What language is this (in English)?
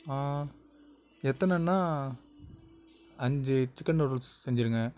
Tamil